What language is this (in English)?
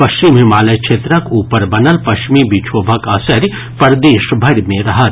Maithili